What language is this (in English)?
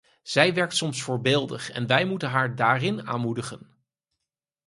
Dutch